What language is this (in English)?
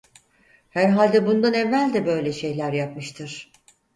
Turkish